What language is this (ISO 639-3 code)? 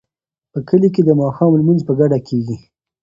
pus